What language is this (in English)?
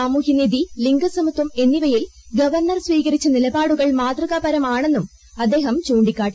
Malayalam